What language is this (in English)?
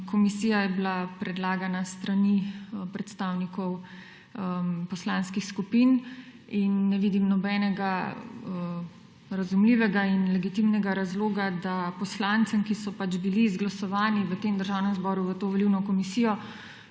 Slovenian